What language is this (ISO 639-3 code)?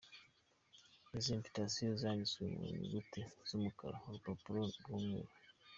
kin